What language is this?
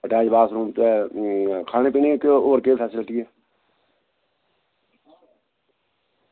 Dogri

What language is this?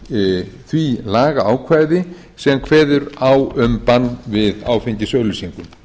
Icelandic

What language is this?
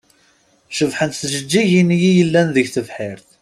Kabyle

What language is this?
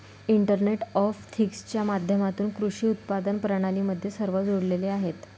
Marathi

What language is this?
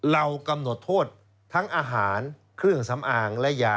Thai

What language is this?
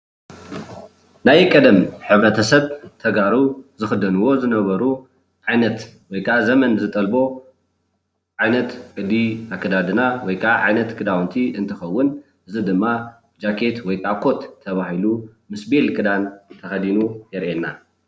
Tigrinya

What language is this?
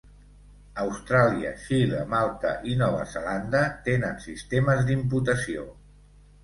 Catalan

